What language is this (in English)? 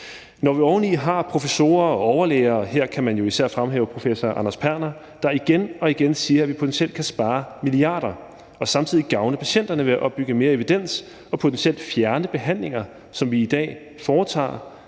Danish